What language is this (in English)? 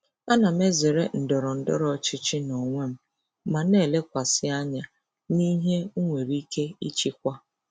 Igbo